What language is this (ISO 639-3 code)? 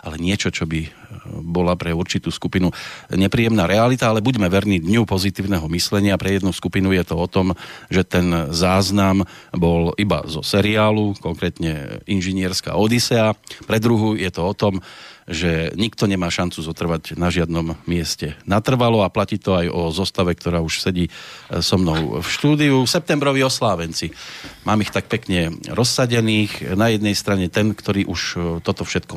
slk